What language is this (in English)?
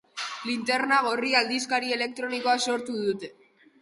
Basque